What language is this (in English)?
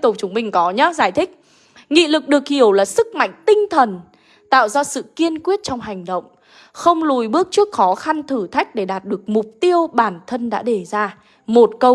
Vietnamese